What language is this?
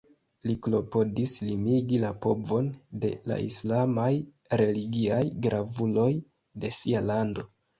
Esperanto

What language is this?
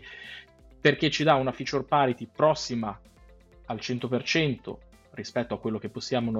Italian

